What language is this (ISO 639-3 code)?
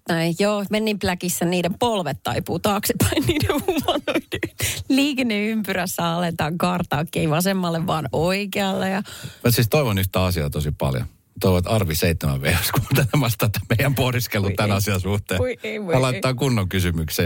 fin